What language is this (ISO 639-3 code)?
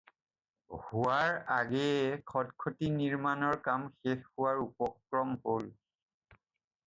asm